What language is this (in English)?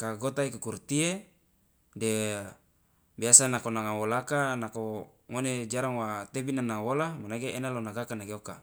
Loloda